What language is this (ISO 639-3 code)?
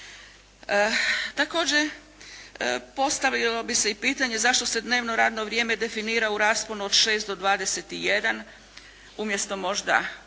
hrv